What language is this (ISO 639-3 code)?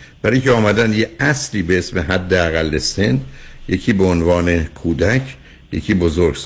fas